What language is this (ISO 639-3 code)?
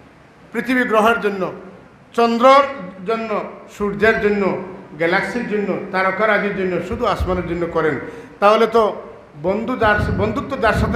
ara